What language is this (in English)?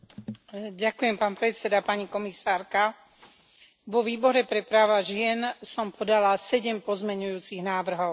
Slovak